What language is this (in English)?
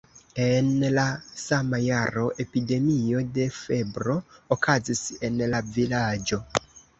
Esperanto